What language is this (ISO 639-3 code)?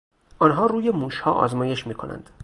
fas